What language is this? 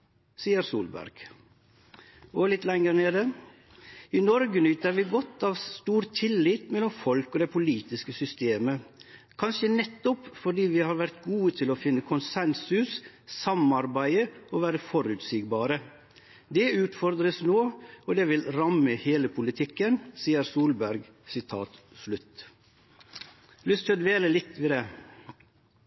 Norwegian Nynorsk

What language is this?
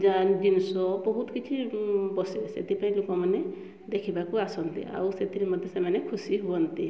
Odia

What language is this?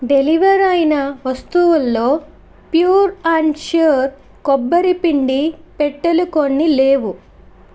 Telugu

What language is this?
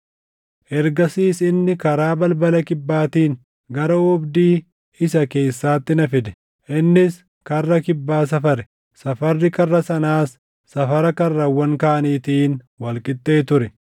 Oromo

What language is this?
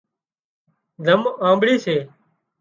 Wadiyara Koli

